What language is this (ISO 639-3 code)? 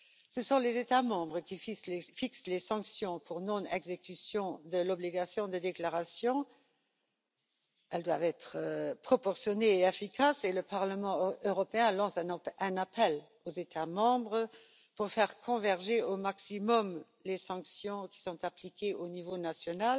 fra